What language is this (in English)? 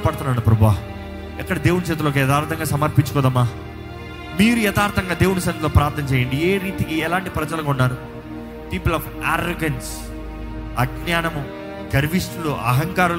Telugu